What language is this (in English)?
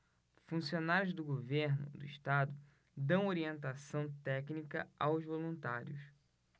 Portuguese